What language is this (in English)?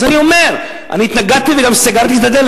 Hebrew